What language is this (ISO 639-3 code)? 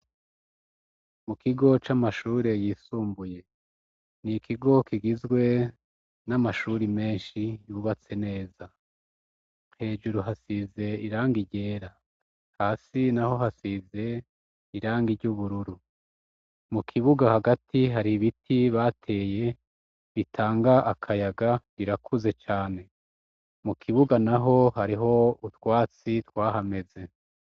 run